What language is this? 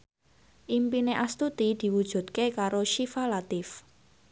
Javanese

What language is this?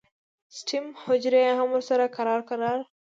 Pashto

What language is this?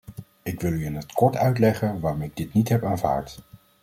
Dutch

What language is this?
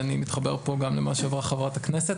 Hebrew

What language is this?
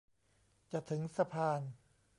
Thai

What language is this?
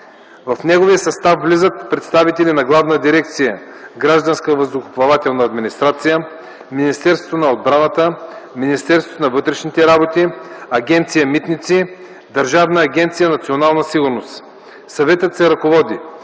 Bulgarian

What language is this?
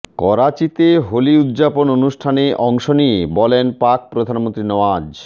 Bangla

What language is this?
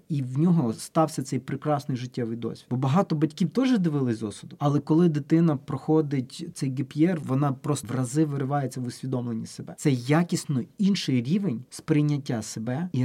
Ukrainian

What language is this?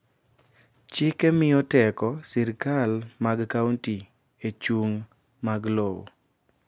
Luo (Kenya and Tanzania)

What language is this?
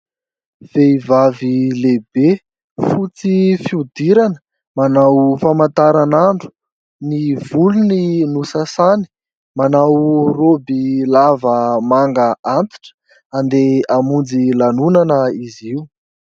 Malagasy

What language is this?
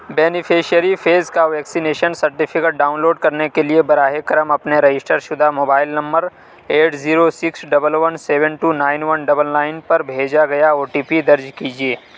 Urdu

